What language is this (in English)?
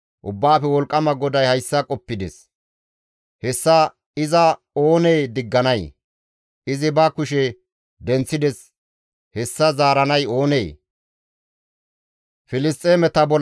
Gamo